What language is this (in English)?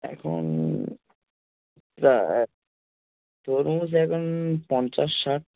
Bangla